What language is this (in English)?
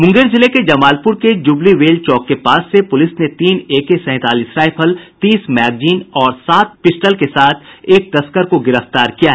Hindi